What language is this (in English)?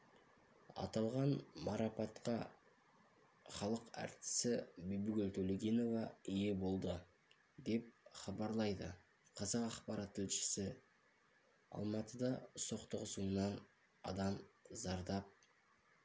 Kazakh